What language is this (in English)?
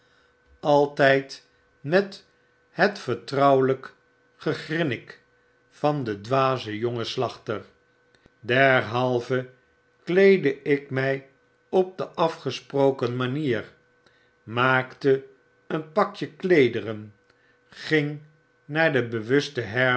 Dutch